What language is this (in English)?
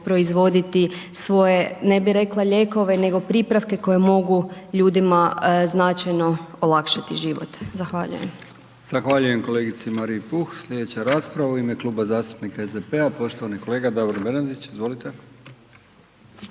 Croatian